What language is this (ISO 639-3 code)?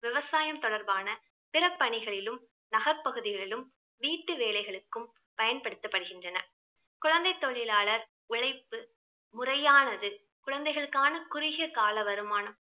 tam